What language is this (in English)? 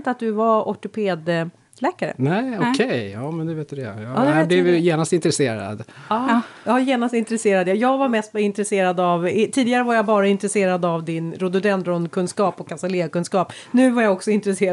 Swedish